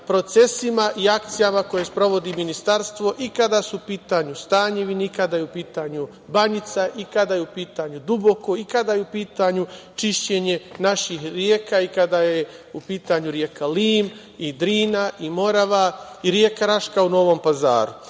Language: Serbian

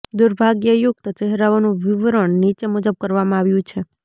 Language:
Gujarati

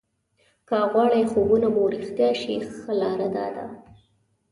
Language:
Pashto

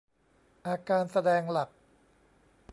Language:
Thai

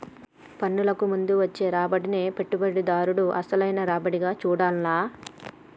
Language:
Telugu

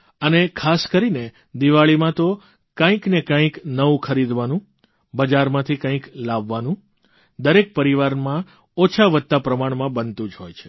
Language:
Gujarati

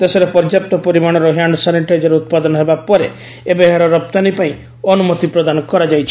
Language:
Odia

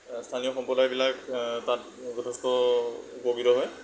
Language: Assamese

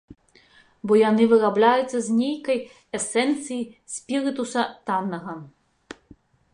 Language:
Belarusian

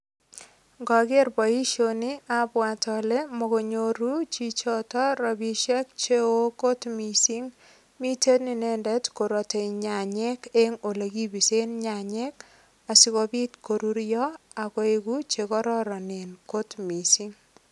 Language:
Kalenjin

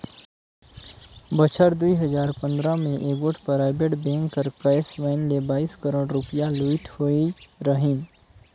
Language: Chhattisgarhi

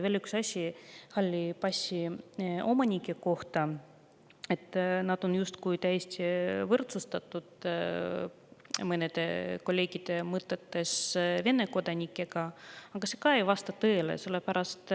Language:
Estonian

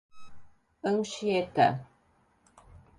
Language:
Portuguese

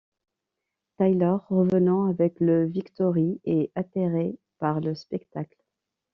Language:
French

